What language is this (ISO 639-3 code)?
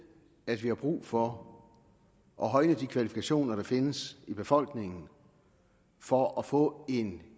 dan